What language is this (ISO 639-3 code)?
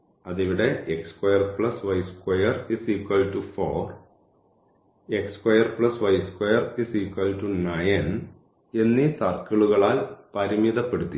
mal